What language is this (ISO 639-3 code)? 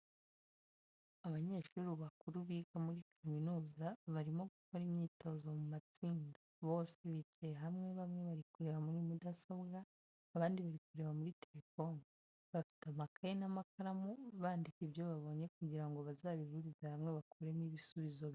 kin